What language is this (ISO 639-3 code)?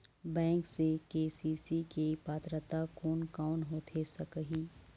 hne